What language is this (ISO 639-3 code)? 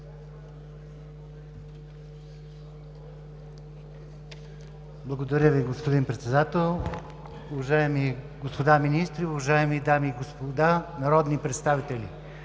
bul